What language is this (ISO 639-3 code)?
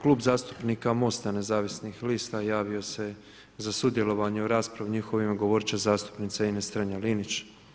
hrv